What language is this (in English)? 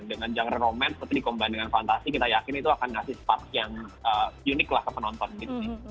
Indonesian